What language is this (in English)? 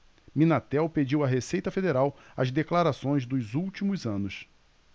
Portuguese